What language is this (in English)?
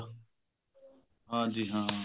Punjabi